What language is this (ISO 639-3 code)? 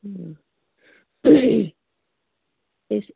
mni